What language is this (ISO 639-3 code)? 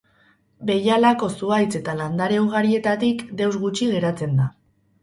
eus